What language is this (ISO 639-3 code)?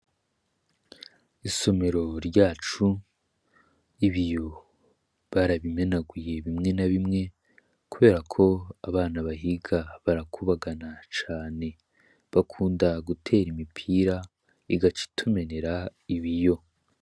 run